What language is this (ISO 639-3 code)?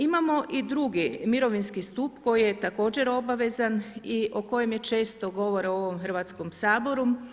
hrv